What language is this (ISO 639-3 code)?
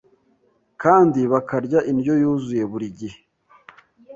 kin